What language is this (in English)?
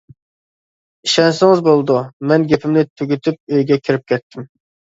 Uyghur